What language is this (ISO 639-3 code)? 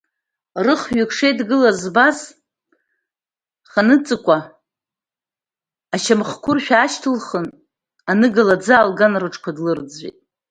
abk